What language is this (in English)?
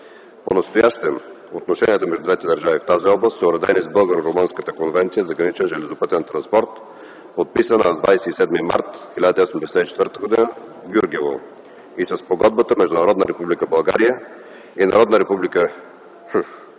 Bulgarian